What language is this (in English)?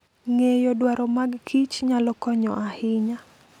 Luo (Kenya and Tanzania)